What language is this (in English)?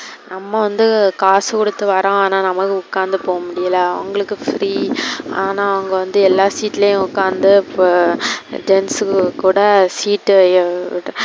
Tamil